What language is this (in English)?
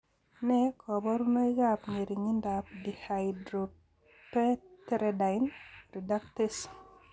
Kalenjin